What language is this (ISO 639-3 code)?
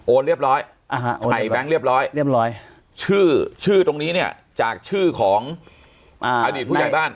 tha